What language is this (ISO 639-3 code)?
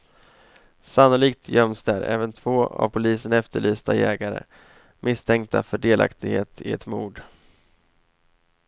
swe